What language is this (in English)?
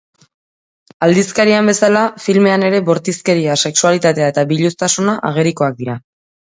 Basque